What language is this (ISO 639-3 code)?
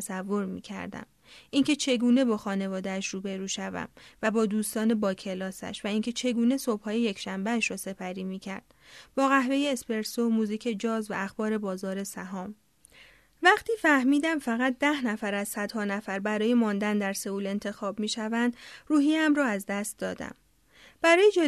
fas